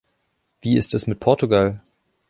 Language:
German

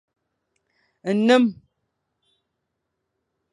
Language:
Fang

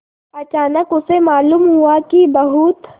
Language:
Hindi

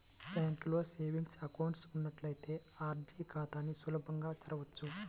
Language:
Telugu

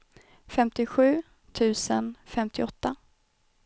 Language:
Swedish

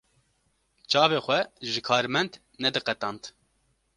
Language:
Kurdish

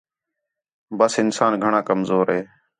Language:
Khetrani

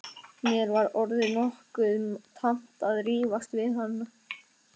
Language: Icelandic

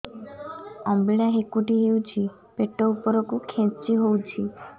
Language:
Odia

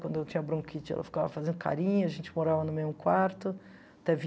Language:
Portuguese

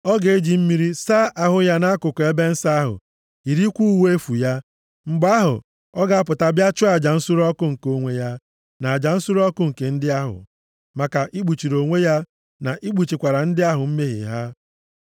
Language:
Igbo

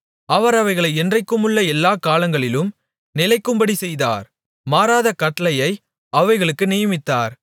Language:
Tamil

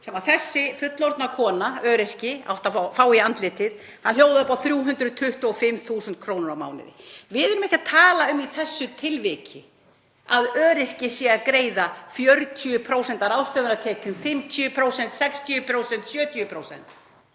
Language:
Icelandic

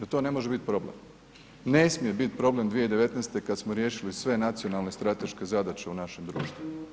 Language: Croatian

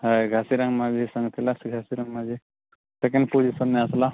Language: Odia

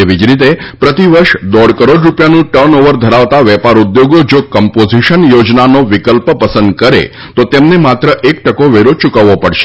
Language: Gujarati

